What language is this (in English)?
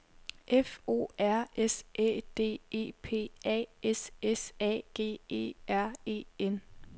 Danish